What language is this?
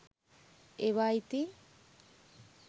Sinhala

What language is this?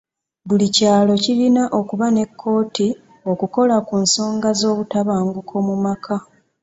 Ganda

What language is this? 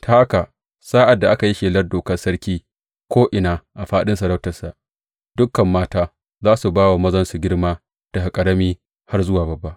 Hausa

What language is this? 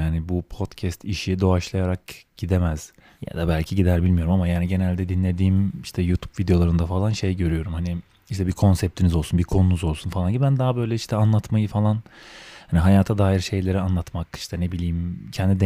Turkish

